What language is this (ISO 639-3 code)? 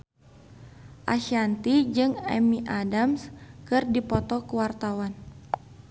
sun